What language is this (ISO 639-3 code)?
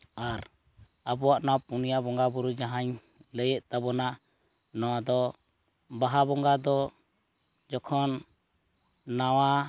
sat